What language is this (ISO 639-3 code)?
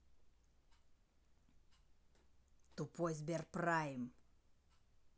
rus